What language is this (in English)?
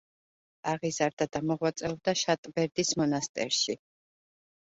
Georgian